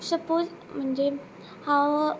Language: Konkani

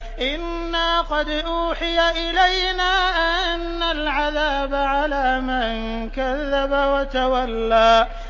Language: Arabic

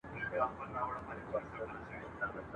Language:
Pashto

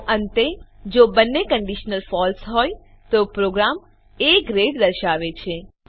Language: Gujarati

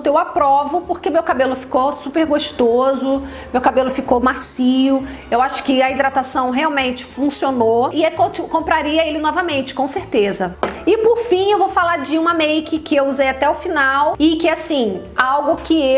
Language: Portuguese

